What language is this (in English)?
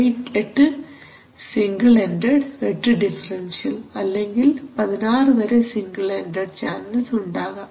Malayalam